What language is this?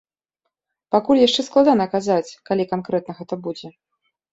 Belarusian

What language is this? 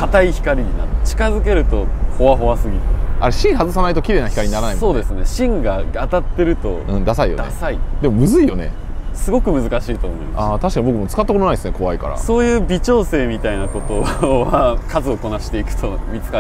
Japanese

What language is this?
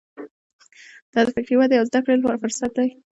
Pashto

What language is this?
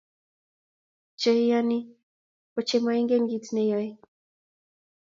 Kalenjin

